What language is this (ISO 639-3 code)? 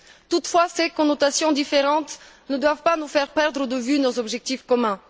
fra